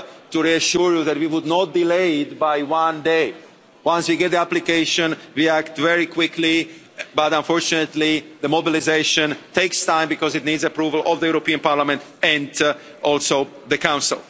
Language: English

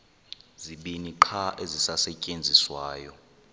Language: Xhosa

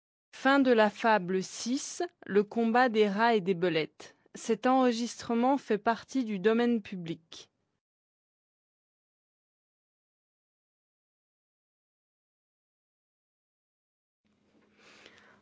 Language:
French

